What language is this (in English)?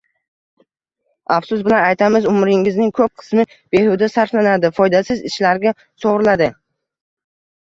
Uzbek